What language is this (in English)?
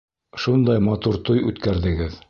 Bashkir